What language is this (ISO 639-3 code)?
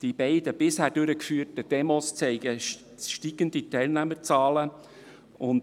gsw